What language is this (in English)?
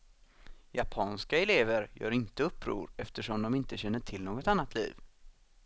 Swedish